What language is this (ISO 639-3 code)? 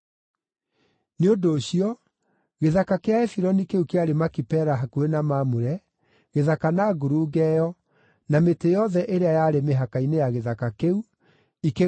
kik